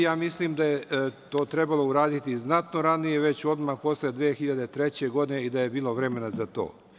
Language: Serbian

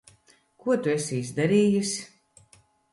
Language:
Latvian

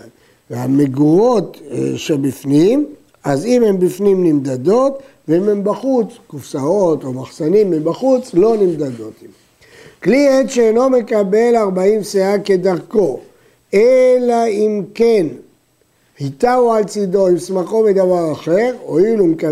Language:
Hebrew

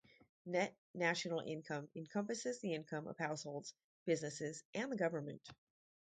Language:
English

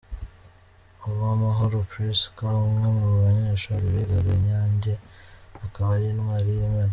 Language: Kinyarwanda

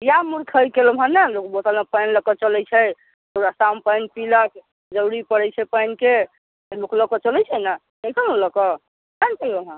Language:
Maithili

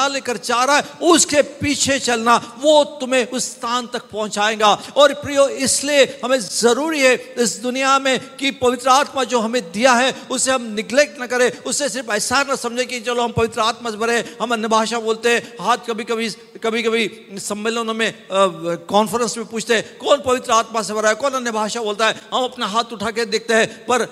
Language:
Hindi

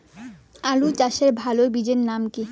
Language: Bangla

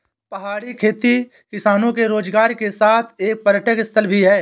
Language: Hindi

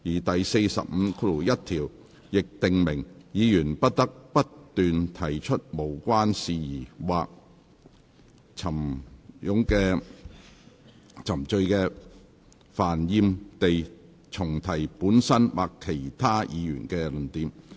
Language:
Cantonese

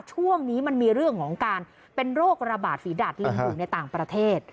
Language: Thai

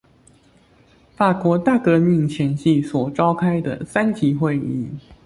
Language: Chinese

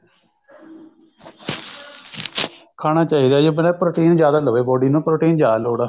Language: Punjabi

